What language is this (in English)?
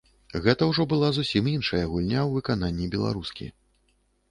Belarusian